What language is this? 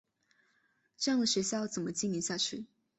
Chinese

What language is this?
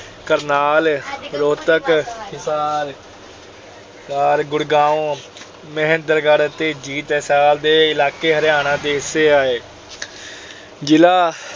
Punjabi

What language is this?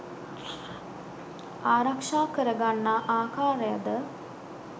Sinhala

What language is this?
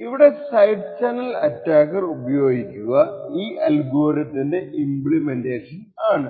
Malayalam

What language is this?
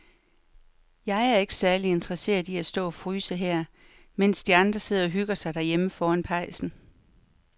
Danish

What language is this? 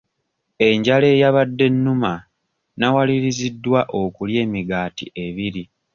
Ganda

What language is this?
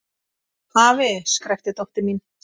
Icelandic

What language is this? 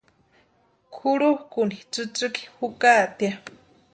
Western Highland Purepecha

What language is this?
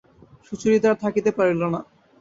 Bangla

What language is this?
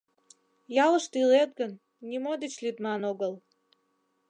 Mari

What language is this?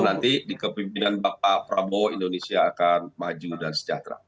Indonesian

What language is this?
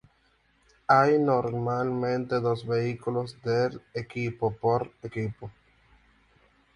Spanish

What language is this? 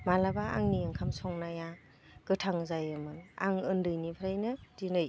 Bodo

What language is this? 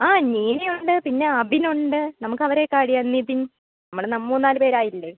Malayalam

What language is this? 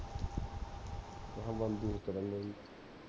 Punjabi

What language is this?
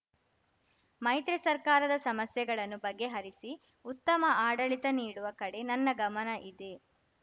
Kannada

